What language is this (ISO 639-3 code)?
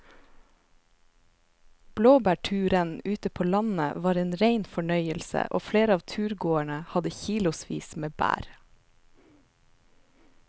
nor